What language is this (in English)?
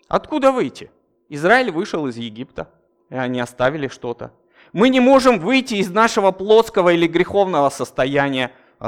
Russian